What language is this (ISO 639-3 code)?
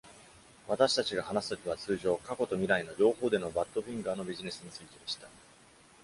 jpn